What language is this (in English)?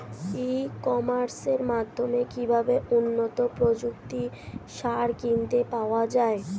Bangla